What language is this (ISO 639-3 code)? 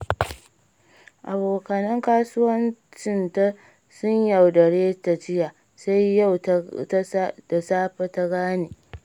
hau